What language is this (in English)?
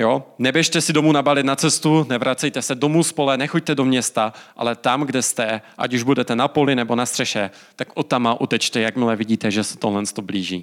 Czech